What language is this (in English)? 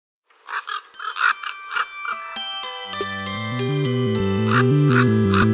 English